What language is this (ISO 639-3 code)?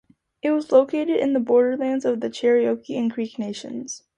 eng